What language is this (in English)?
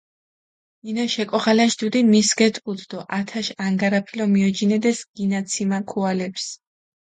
Mingrelian